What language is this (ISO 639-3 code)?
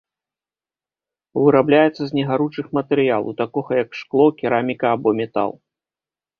bel